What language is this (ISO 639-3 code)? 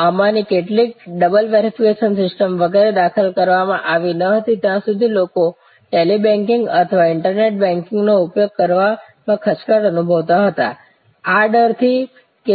guj